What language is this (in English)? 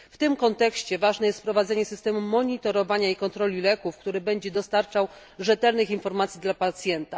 Polish